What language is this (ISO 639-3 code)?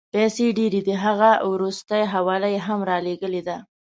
pus